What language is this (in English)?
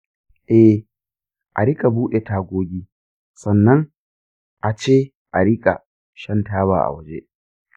Hausa